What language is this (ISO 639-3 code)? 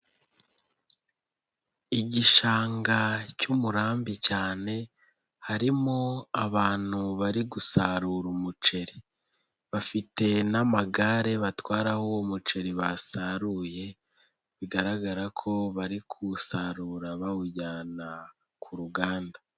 kin